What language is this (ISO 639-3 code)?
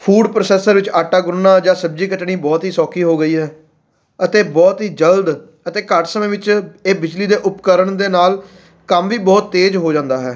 pan